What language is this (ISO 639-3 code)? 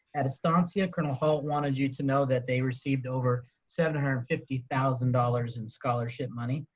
eng